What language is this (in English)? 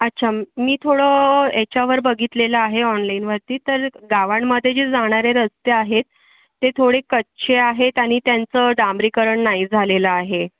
Marathi